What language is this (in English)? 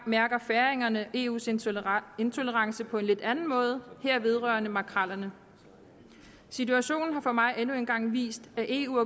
Danish